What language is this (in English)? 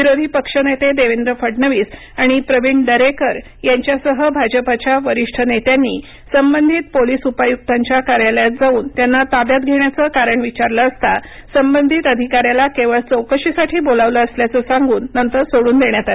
Marathi